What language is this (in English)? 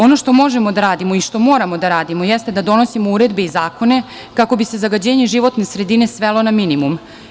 Serbian